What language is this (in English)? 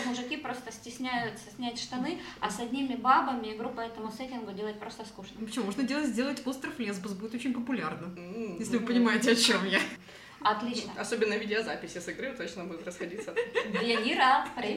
Russian